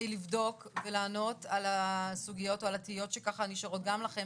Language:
Hebrew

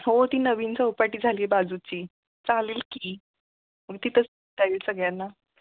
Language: Marathi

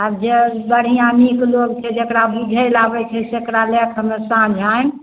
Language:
Maithili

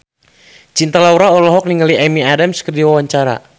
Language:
Sundanese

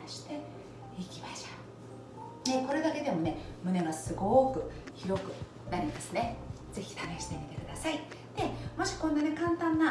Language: Japanese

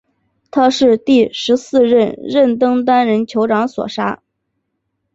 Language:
Chinese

